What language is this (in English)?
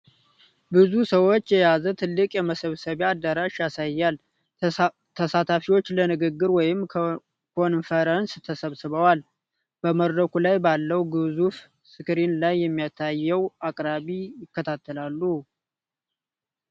Amharic